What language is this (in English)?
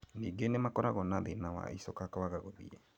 Kikuyu